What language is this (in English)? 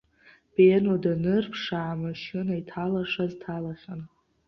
Abkhazian